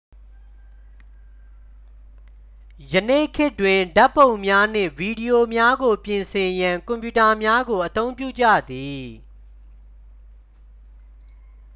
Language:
Burmese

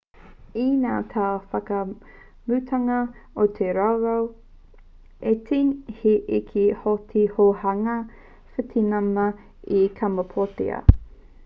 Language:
Māori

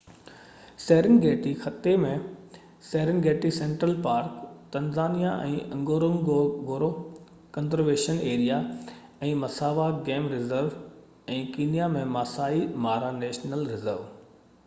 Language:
Sindhi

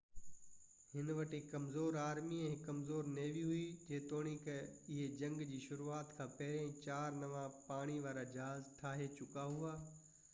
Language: Sindhi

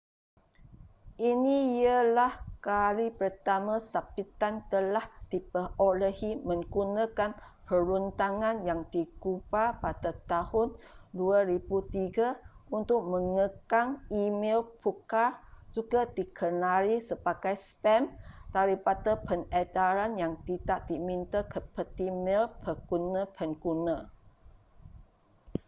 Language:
Malay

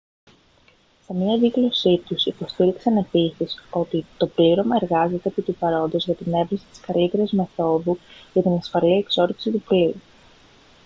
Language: Greek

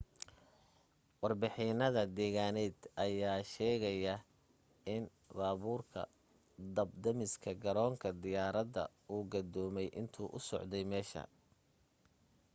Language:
Somali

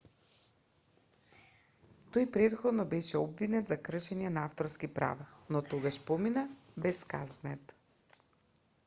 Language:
Macedonian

